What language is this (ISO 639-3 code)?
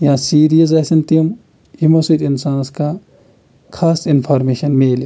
kas